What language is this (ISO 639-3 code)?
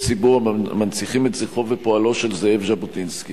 heb